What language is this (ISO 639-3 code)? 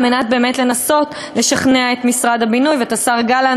heb